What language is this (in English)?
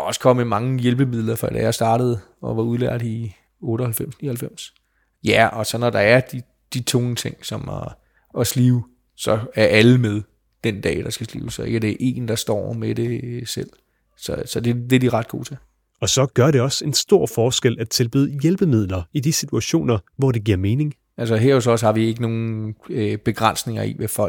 Danish